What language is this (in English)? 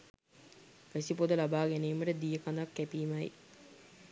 Sinhala